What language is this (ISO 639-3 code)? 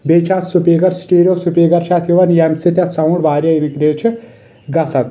kas